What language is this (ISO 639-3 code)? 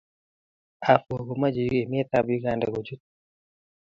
kln